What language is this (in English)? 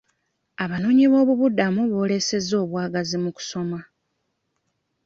Ganda